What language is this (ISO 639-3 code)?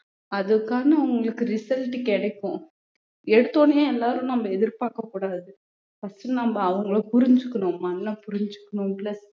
tam